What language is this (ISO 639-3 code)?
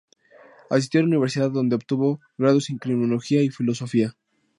spa